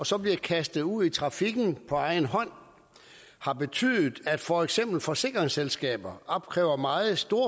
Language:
Danish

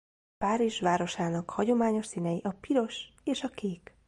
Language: Hungarian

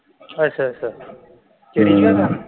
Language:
Punjabi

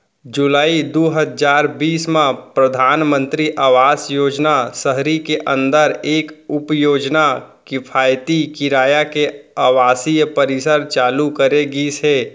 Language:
Chhattisgarhi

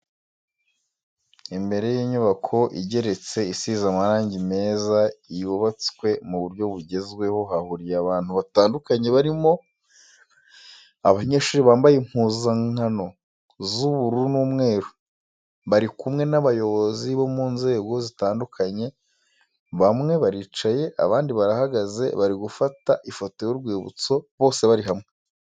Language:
Kinyarwanda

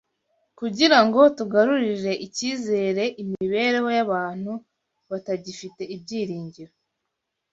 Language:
Kinyarwanda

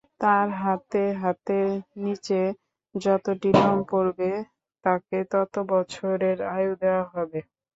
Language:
Bangla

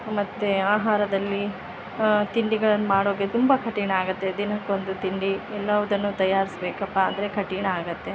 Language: Kannada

